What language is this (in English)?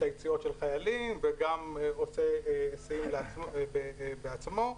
Hebrew